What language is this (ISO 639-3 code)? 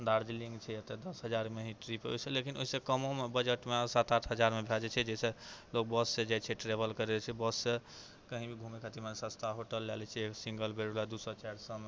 mai